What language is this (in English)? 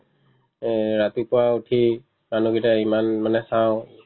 Assamese